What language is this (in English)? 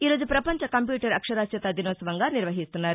Telugu